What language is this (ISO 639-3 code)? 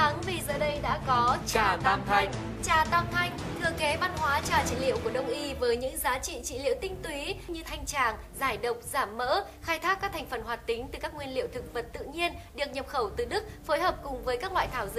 vie